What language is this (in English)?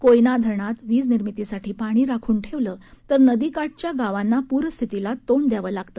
Marathi